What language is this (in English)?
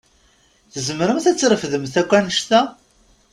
Kabyle